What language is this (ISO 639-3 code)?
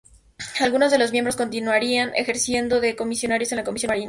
spa